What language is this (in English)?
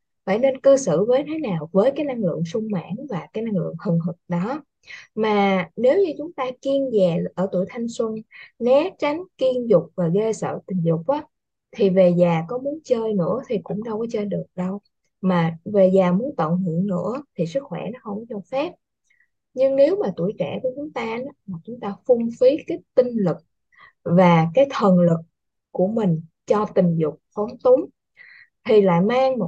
Vietnamese